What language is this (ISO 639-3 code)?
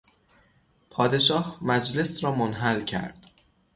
fas